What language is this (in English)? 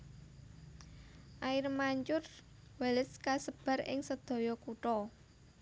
Javanese